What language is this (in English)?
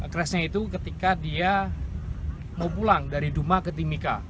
Indonesian